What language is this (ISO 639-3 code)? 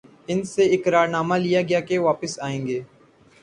urd